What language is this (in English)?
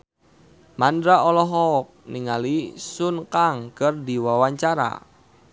Sundanese